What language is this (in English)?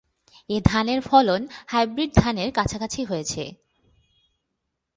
Bangla